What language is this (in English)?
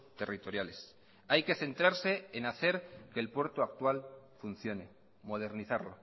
Spanish